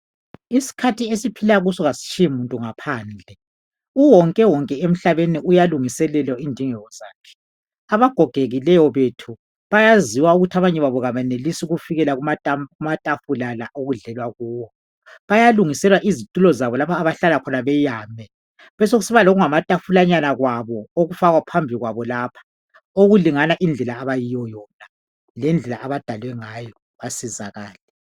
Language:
North Ndebele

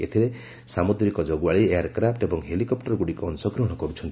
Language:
Odia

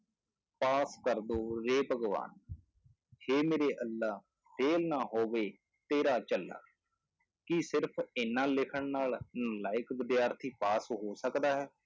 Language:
Punjabi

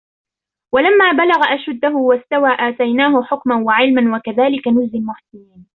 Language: Arabic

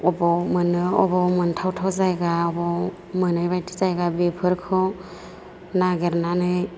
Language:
Bodo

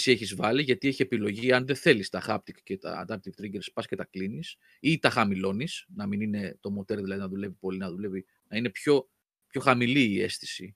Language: Greek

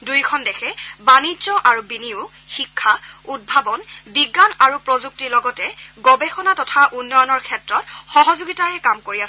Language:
Assamese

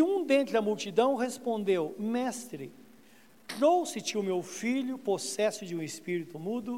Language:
Portuguese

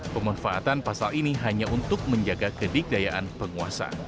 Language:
Indonesian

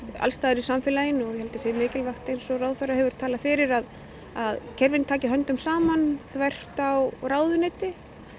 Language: Icelandic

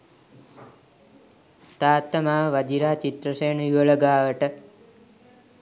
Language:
Sinhala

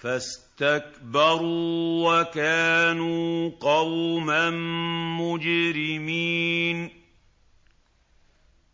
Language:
Arabic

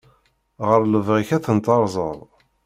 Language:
Kabyle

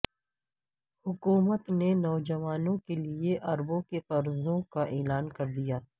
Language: Urdu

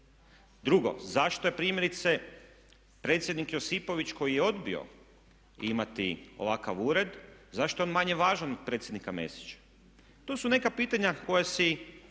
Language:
Croatian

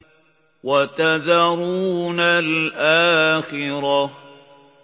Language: Arabic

